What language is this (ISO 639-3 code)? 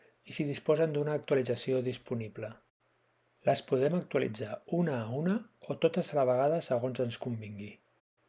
cat